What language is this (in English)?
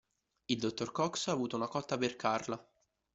Italian